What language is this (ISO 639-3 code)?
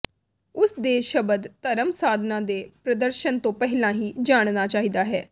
pan